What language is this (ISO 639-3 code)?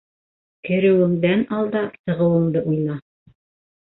bak